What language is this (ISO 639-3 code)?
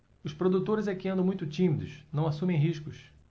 por